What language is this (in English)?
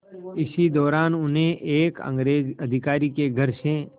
Hindi